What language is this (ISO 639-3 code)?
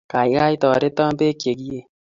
kln